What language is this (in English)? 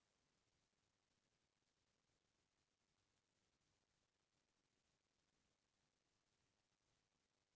Chhattisgarhi